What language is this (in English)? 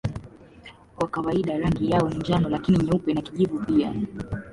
Swahili